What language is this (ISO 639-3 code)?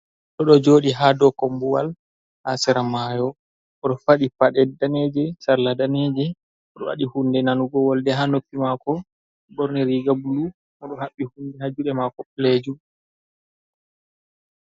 ful